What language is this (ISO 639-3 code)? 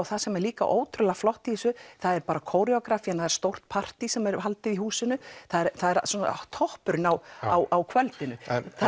isl